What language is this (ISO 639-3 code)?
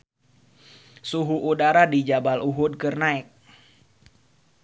sun